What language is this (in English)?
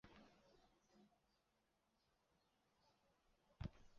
Chinese